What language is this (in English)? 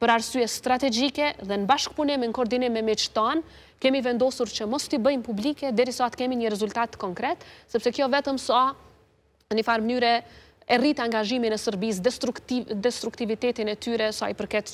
Romanian